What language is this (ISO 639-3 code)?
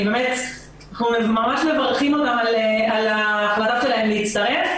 heb